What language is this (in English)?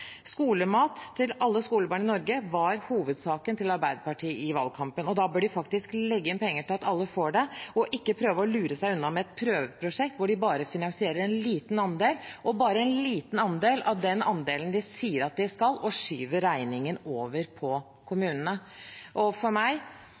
Norwegian Bokmål